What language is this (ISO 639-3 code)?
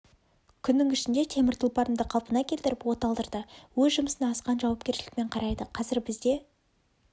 kaz